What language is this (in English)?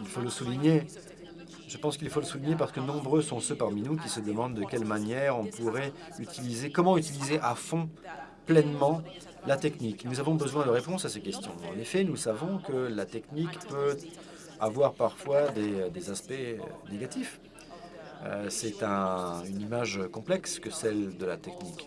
French